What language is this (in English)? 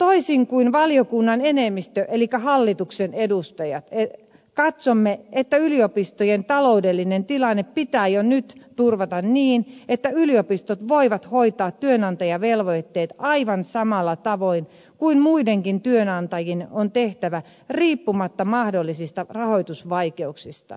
Finnish